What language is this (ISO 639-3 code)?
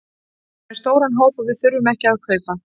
isl